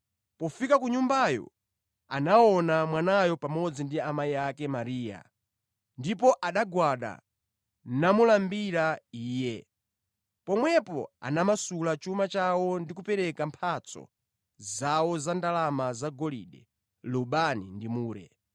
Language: Nyanja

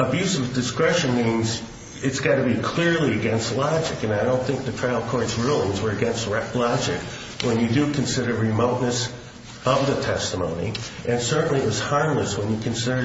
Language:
English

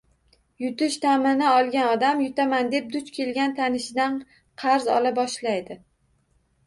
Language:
Uzbek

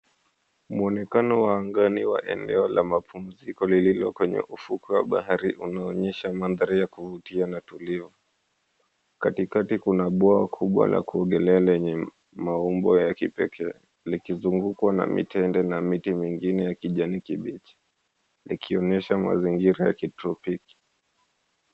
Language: Swahili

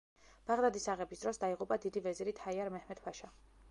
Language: Georgian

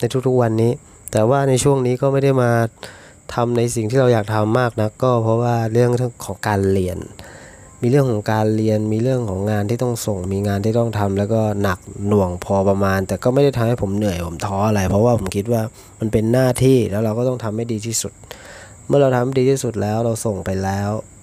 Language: Thai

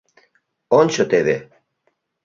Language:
Mari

